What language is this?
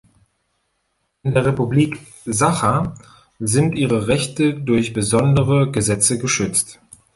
German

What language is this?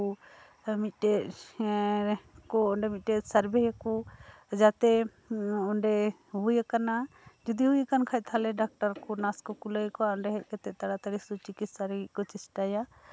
Santali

